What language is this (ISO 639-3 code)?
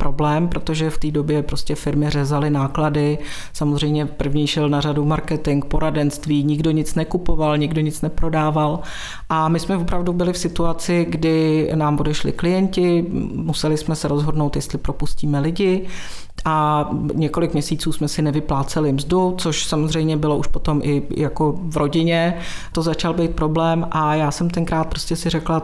ces